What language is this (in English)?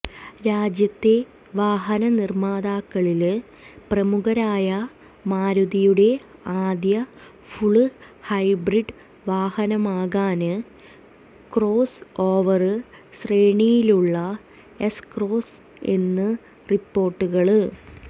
Malayalam